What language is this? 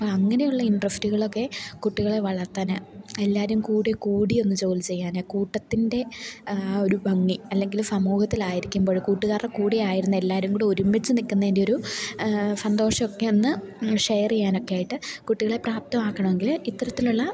Malayalam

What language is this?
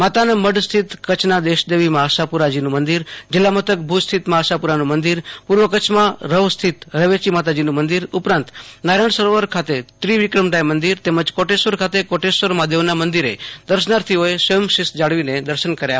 Gujarati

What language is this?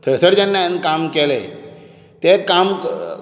Konkani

